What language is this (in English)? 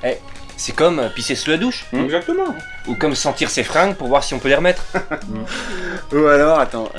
French